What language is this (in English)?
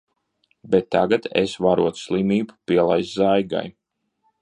Latvian